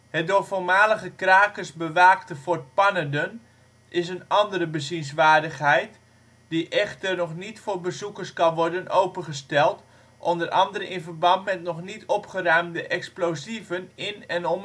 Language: Dutch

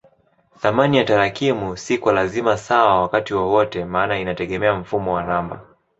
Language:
Swahili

